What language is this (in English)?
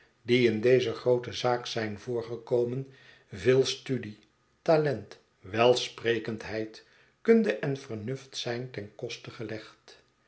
Dutch